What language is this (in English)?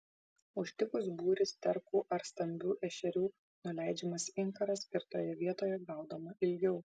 Lithuanian